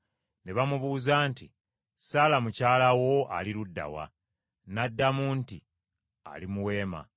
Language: Ganda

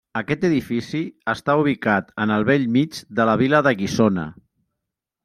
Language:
Catalan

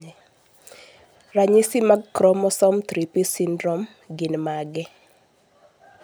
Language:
Luo (Kenya and Tanzania)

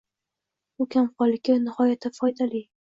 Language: Uzbek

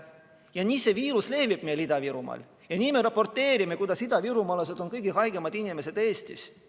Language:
Estonian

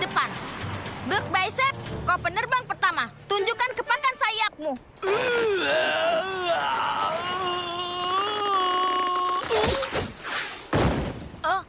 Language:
Indonesian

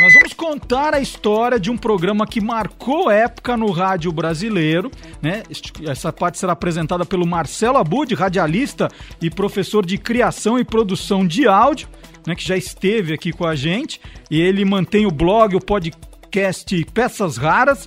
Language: Portuguese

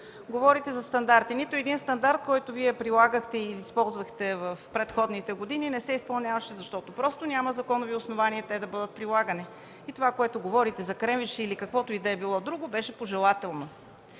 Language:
Bulgarian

